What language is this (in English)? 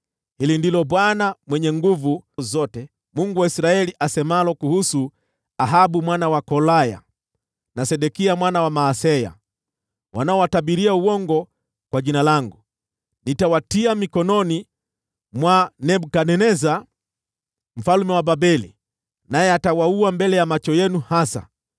Swahili